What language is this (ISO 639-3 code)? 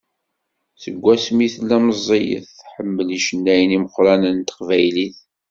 kab